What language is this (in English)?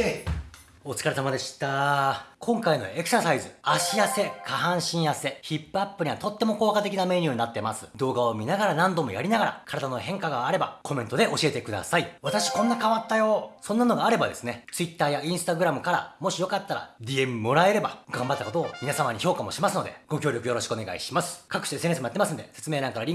Japanese